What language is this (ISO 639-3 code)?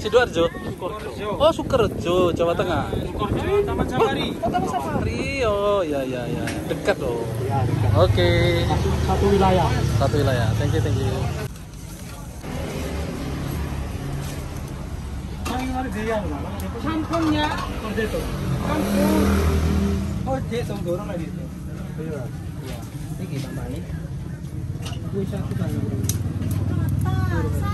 ind